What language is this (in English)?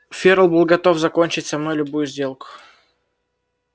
Russian